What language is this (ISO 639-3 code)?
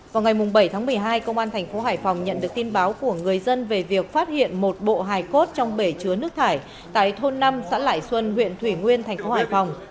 vie